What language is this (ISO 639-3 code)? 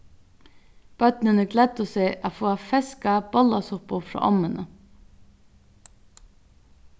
fao